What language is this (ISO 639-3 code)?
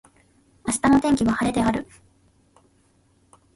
jpn